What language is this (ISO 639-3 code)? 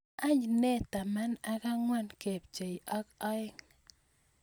kln